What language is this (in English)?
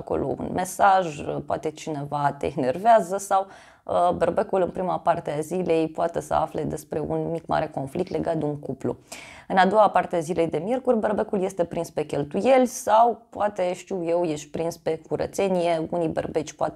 Romanian